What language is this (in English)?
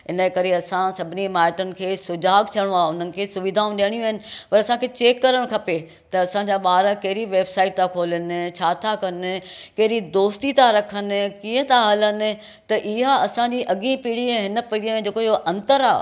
Sindhi